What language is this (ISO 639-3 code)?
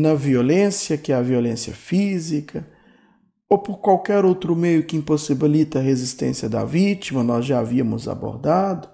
por